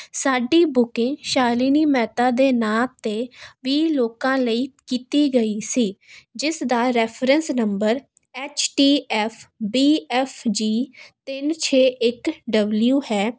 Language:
Punjabi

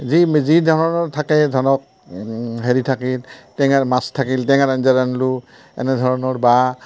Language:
Assamese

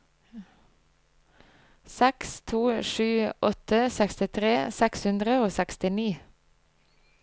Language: Norwegian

